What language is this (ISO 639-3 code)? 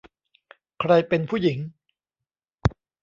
tha